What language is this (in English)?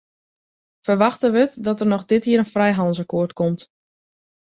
Western Frisian